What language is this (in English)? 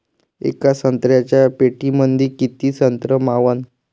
Marathi